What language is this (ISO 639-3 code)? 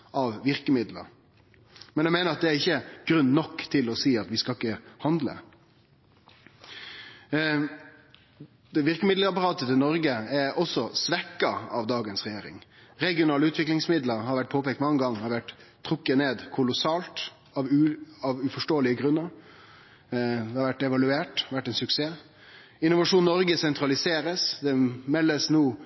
nno